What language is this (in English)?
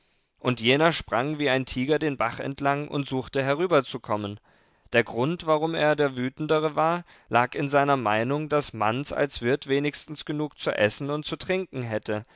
German